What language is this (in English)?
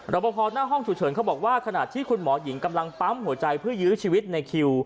Thai